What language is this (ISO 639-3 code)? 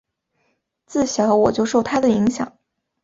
zho